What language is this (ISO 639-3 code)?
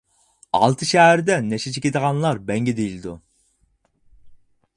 uig